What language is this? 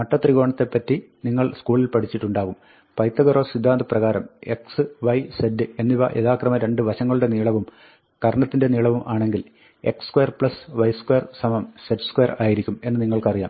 Malayalam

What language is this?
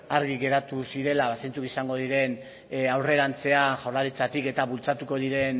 Basque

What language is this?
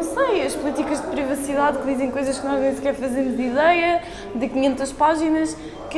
Portuguese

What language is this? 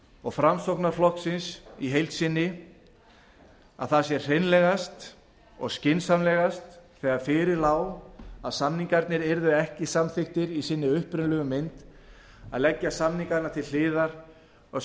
Icelandic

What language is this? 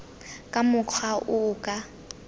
Tswana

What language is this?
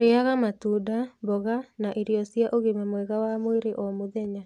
Kikuyu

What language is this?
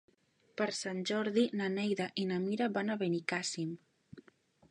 Catalan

